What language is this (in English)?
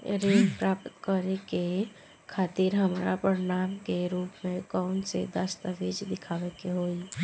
Bhojpuri